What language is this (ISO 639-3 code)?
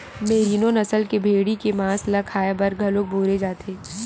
hne